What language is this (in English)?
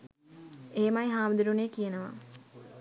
Sinhala